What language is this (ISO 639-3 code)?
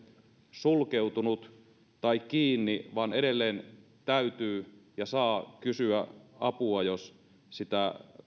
fin